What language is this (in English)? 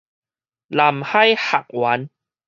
Min Nan Chinese